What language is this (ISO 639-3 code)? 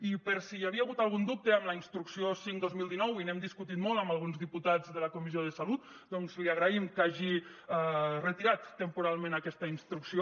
cat